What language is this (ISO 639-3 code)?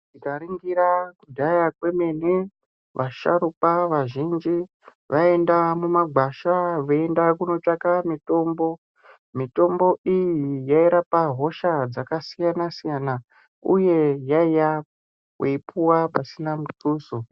ndc